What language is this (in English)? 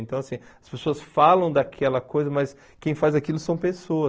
Portuguese